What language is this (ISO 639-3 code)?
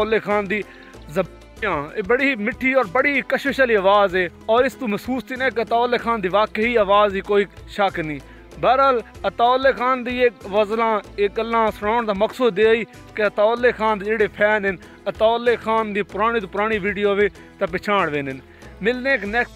pan